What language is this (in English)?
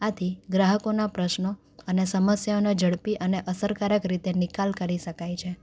Gujarati